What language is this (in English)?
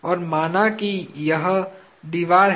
Hindi